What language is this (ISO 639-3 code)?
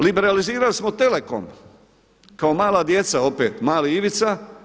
hrv